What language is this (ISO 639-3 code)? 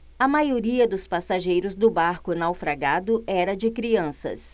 por